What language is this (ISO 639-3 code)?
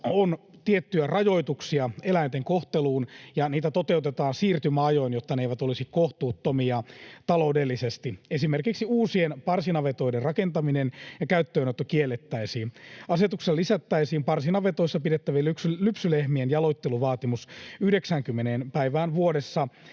fin